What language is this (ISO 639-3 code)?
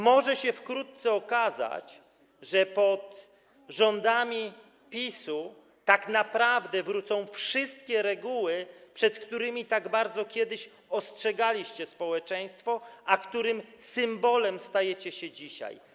pol